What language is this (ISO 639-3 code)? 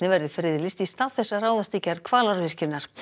isl